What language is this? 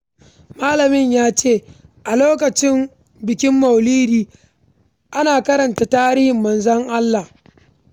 Hausa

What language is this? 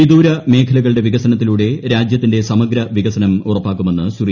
Malayalam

